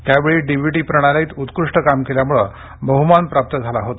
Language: Marathi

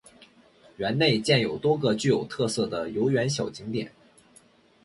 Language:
Chinese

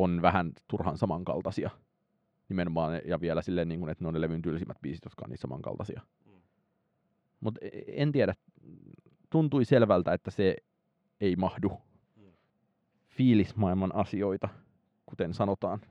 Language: Finnish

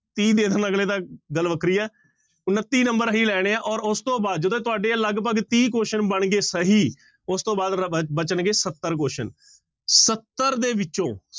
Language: Punjabi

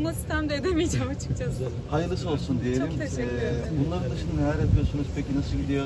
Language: Turkish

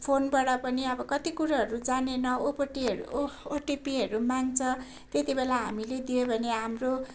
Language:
Nepali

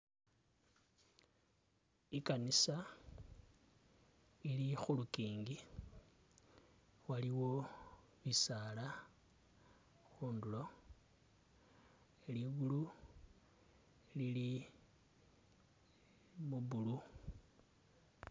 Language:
Masaaba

